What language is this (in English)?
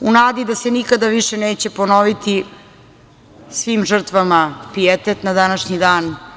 Serbian